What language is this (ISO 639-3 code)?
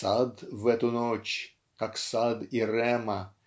rus